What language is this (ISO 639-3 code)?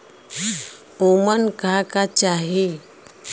bho